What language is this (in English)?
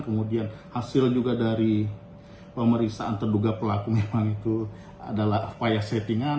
Indonesian